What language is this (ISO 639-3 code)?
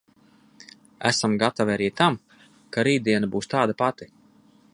lav